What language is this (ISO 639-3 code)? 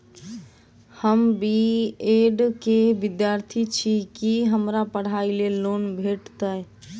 mai